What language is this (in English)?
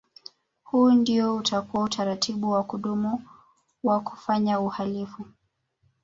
Swahili